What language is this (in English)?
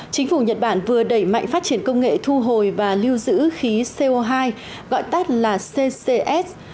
Vietnamese